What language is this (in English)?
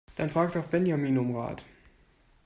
German